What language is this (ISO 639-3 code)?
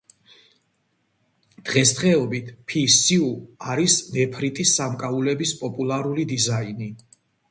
kat